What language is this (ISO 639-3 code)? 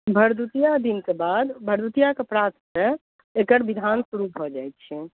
mai